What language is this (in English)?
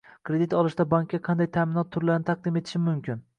Uzbek